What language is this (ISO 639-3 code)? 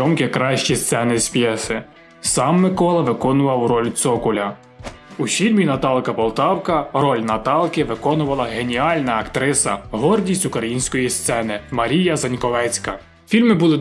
ukr